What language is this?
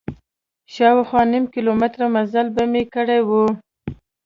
Pashto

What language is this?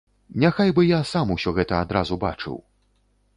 Belarusian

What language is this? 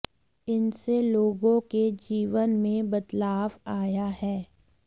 Hindi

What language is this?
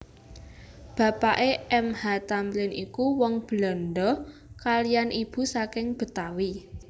Javanese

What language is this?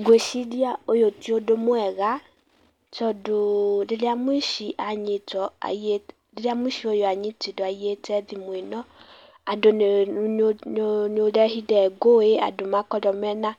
Kikuyu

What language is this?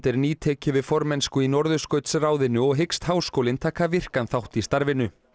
Icelandic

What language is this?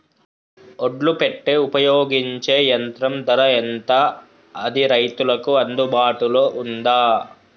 Telugu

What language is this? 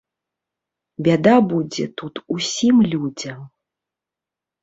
Belarusian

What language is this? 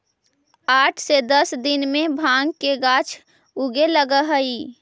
Magahi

